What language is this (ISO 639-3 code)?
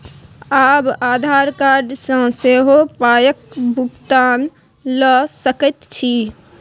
mai